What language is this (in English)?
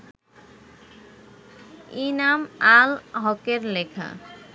Bangla